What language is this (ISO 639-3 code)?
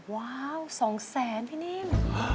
tha